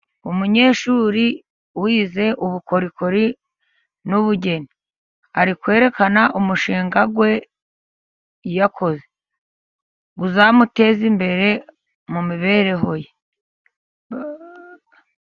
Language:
Kinyarwanda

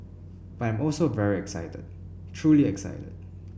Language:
English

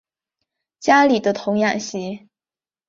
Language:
Chinese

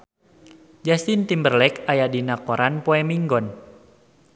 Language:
Sundanese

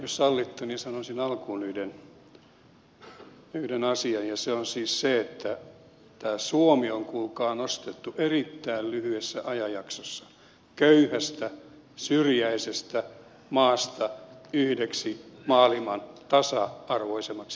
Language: Finnish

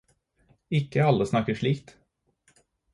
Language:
Norwegian Bokmål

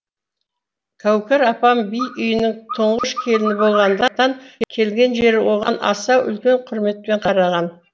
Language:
Kazakh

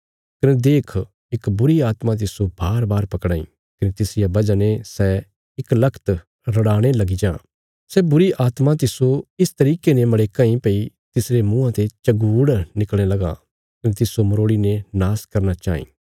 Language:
Bilaspuri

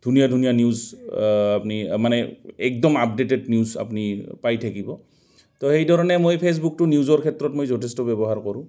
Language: Assamese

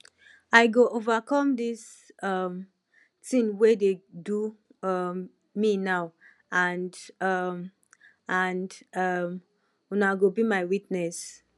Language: Nigerian Pidgin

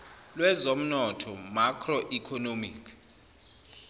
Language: Zulu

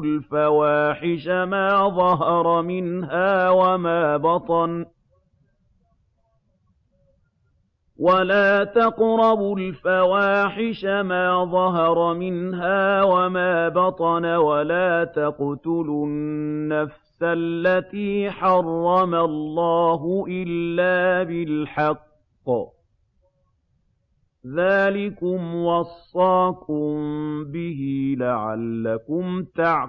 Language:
Arabic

